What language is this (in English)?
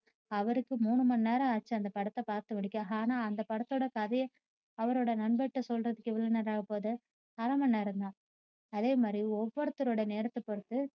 Tamil